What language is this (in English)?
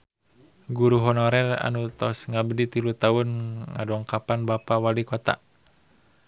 Sundanese